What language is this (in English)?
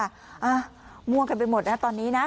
Thai